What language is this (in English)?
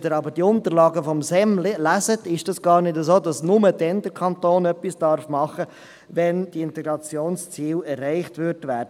Swiss German